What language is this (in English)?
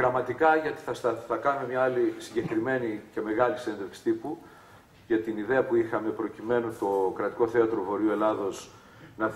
Greek